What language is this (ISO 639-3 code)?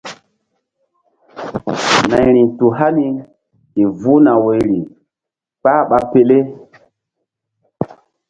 mdd